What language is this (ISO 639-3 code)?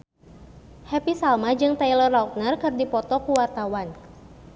sun